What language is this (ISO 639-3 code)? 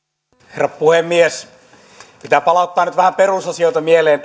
fin